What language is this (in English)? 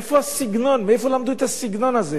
Hebrew